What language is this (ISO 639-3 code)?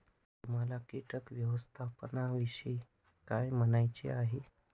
mar